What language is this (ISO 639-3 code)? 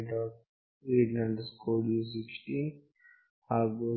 kan